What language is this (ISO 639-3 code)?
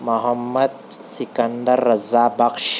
urd